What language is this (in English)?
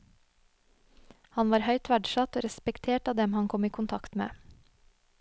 Norwegian